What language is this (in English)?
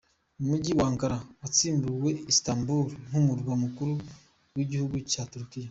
Kinyarwanda